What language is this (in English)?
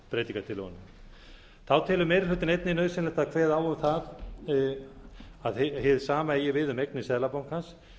Icelandic